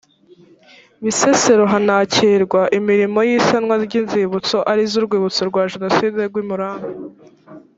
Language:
Kinyarwanda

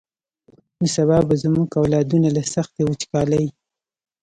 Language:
Pashto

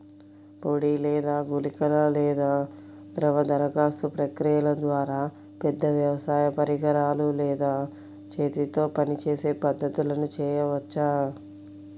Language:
Telugu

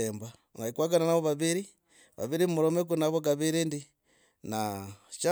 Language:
Logooli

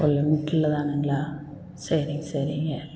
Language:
Tamil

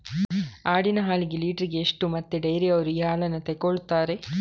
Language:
Kannada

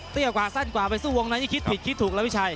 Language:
Thai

